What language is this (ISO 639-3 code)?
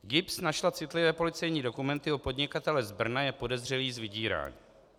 ces